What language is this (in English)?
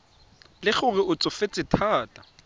Tswana